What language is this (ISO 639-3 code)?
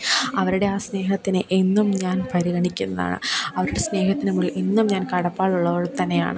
mal